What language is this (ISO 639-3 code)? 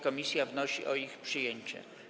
pol